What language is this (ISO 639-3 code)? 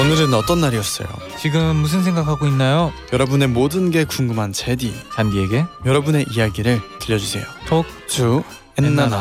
kor